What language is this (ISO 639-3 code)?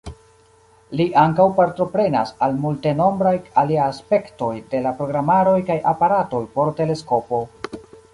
epo